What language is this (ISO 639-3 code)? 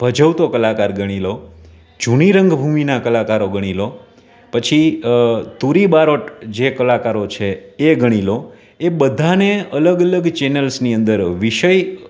guj